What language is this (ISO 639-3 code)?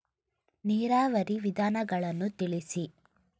kan